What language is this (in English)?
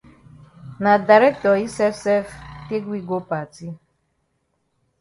Cameroon Pidgin